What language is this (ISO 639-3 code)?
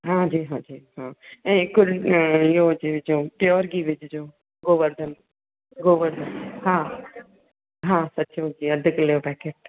snd